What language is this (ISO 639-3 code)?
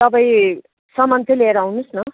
nep